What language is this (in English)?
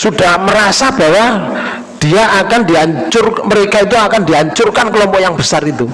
Indonesian